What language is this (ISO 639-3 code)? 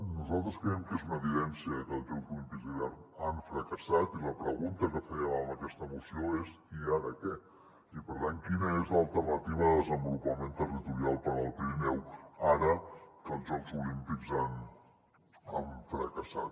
cat